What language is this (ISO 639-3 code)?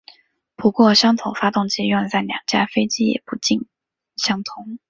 zho